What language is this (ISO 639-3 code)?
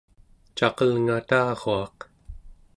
esu